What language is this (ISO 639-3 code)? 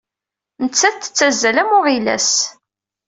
kab